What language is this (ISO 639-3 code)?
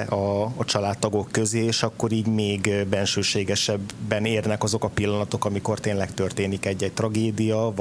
hun